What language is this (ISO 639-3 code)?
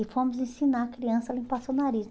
por